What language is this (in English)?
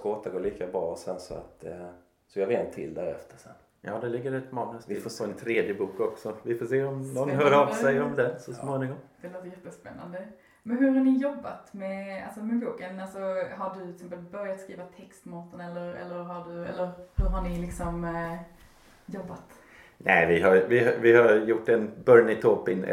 Swedish